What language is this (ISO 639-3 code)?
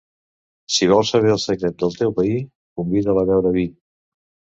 cat